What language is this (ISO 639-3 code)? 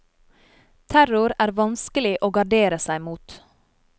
nor